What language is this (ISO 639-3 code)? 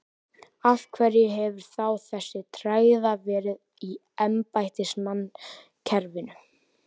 isl